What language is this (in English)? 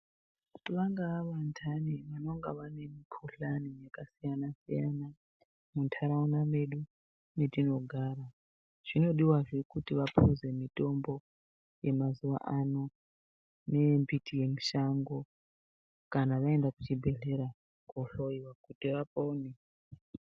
Ndau